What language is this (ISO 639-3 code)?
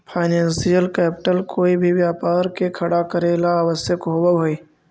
mag